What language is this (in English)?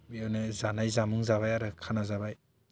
Bodo